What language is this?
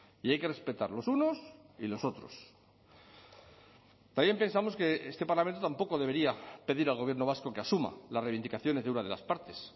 Spanish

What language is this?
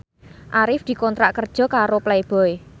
Javanese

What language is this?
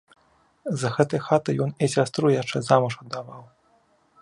Belarusian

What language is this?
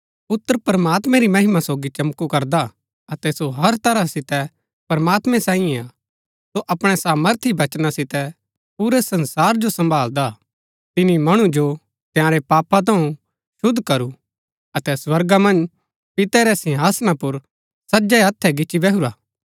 Gaddi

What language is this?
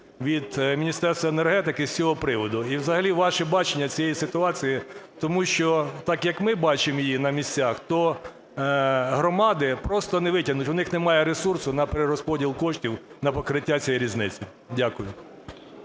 Ukrainian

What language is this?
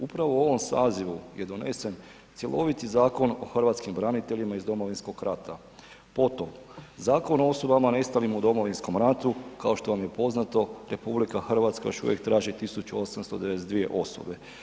Croatian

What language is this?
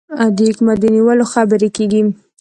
Pashto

